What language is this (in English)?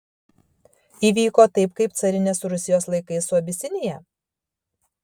Lithuanian